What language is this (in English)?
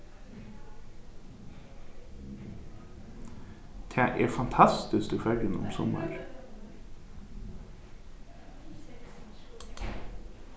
Faroese